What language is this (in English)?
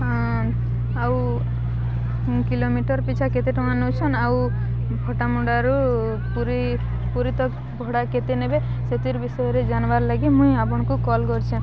Odia